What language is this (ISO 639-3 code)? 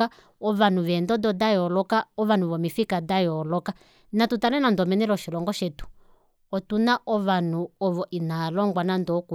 kua